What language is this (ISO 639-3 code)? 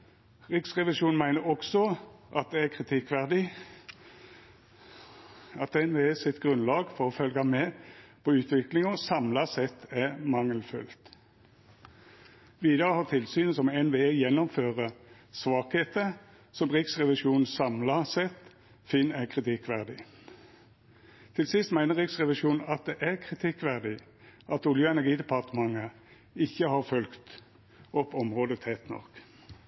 nno